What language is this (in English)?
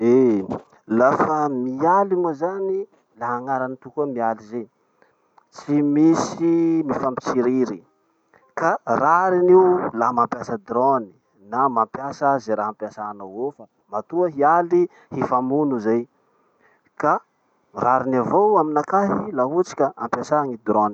Masikoro Malagasy